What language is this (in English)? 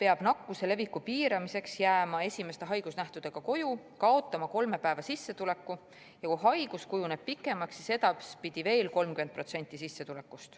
Estonian